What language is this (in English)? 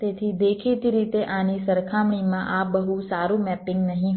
Gujarati